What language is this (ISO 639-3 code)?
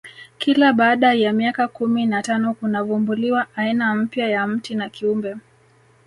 swa